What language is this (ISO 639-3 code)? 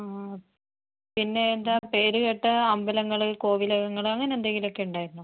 mal